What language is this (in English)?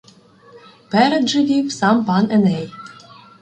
Ukrainian